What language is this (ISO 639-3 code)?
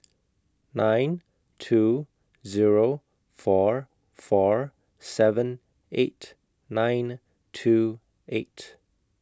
eng